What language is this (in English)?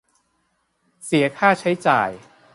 Thai